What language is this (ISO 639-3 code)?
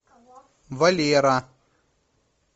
rus